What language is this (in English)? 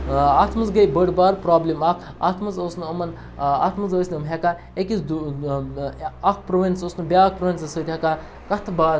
Kashmiri